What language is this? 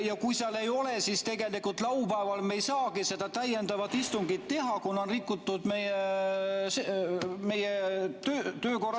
Estonian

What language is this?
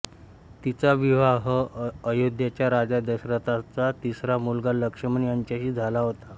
Marathi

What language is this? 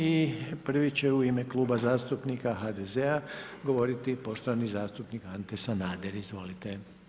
Croatian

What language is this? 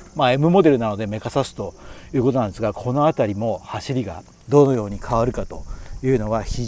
Japanese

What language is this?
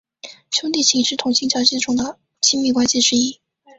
Chinese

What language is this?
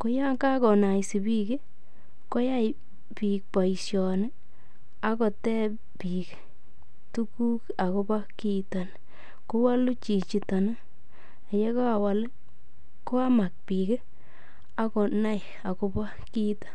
Kalenjin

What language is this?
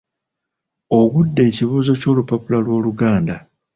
Ganda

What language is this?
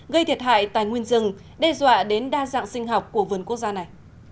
Vietnamese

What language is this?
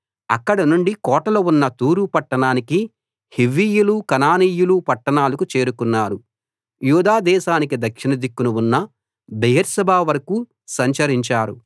Telugu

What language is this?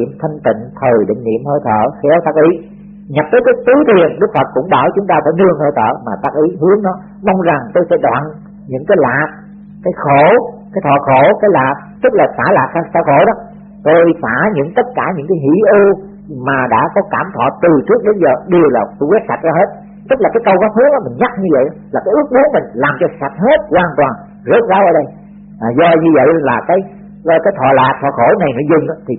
Vietnamese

